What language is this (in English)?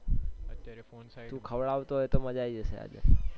Gujarati